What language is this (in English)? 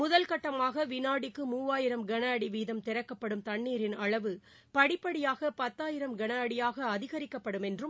Tamil